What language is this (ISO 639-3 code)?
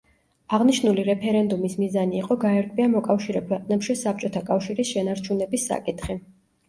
kat